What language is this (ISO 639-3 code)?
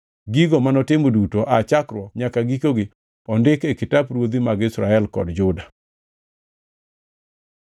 luo